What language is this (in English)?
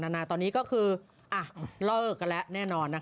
Thai